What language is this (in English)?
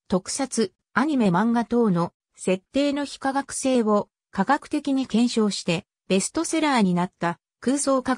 Japanese